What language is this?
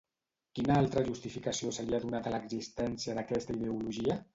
Catalan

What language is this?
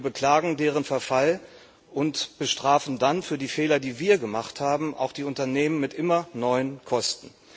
German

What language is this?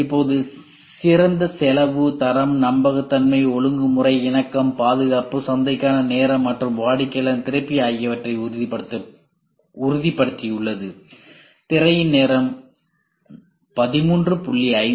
Tamil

